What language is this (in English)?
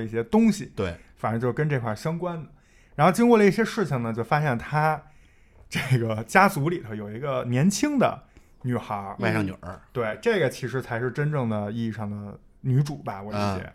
Chinese